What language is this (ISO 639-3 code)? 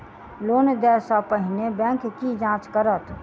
mai